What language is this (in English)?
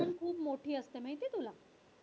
Marathi